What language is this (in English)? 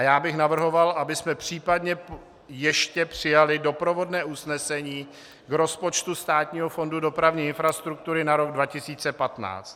Czech